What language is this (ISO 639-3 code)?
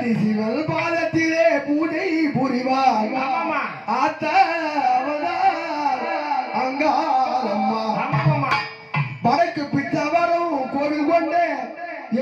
ara